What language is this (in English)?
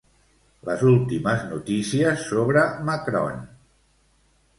Catalan